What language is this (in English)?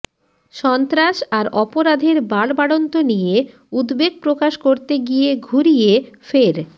Bangla